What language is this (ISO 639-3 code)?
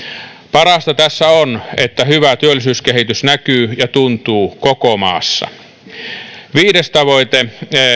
fin